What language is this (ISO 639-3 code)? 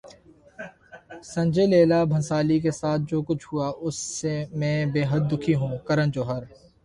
urd